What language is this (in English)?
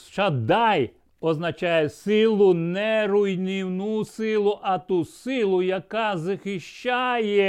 Ukrainian